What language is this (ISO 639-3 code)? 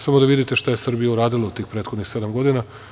srp